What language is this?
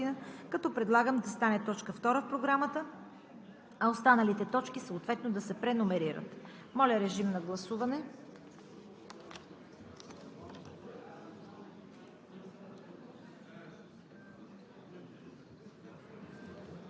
Bulgarian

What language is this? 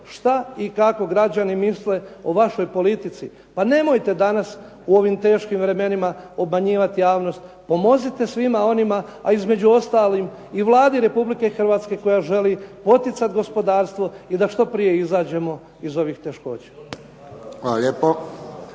Croatian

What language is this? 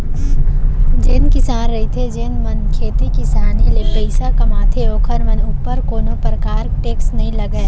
Chhattisgarhi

